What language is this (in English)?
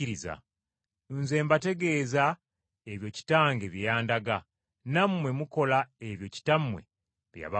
Ganda